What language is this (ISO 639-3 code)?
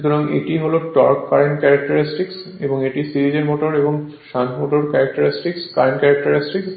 ben